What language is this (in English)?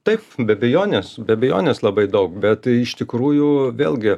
Lithuanian